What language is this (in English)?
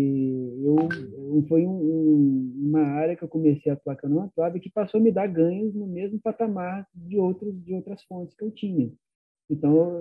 Portuguese